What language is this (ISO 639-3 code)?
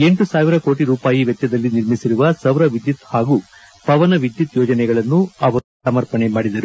kan